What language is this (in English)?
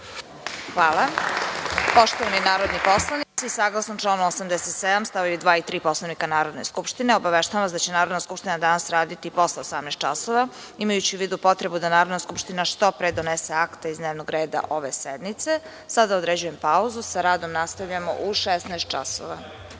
Serbian